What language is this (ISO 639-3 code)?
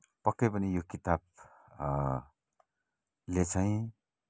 nep